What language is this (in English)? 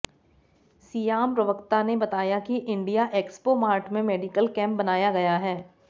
Hindi